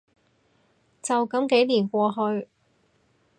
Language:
Cantonese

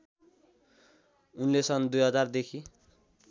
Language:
Nepali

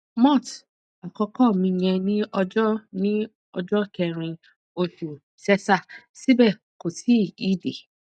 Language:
Yoruba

